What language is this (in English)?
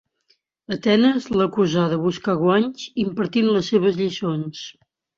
Catalan